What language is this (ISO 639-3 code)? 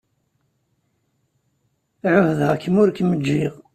kab